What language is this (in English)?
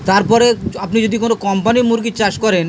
Bangla